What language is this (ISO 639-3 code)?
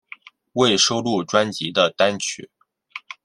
zho